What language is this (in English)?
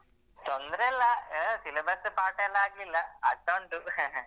Kannada